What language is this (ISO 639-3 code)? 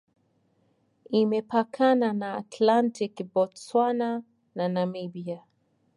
swa